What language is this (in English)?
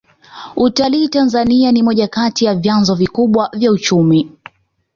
Swahili